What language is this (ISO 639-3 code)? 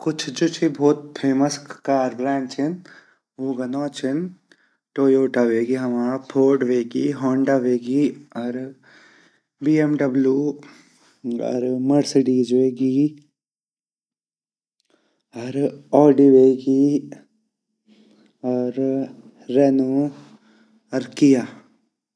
gbm